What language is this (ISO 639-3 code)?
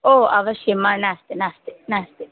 san